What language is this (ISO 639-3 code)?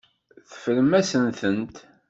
kab